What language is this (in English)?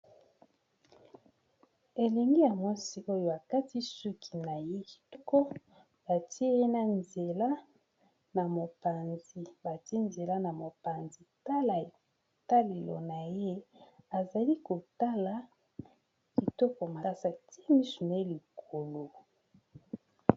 Lingala